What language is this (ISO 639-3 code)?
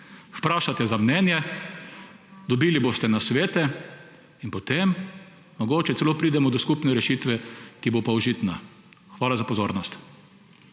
slv